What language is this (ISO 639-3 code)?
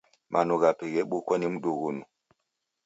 dav